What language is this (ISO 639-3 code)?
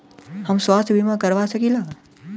bho